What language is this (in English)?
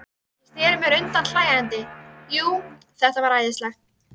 Icelandic